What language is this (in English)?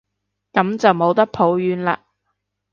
Cantonese